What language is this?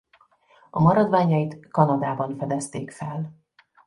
Hungarian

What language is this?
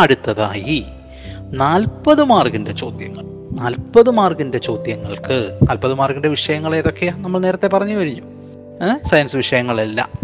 Malayalam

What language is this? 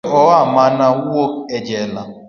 Luo (Kenya and Tanzania)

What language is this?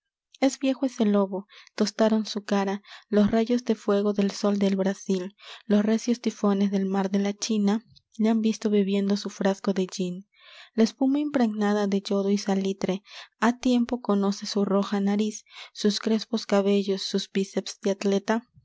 Spanish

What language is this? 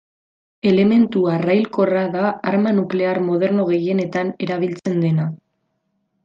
Basque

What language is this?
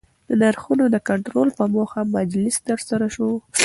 Pashto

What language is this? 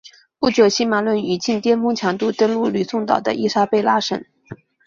Chinese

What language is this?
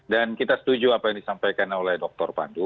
Indonesian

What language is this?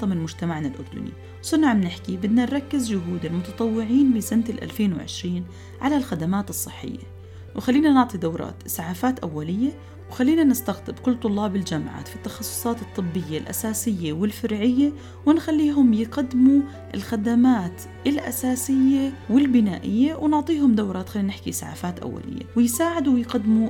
Arabic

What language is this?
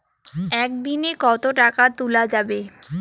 Bangla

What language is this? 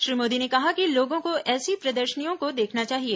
Hindi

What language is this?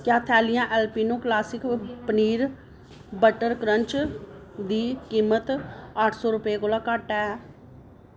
Dogri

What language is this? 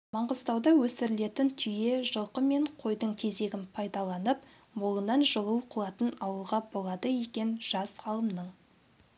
Kazakh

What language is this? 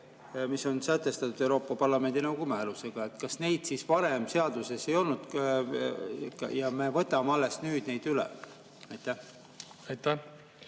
Estonian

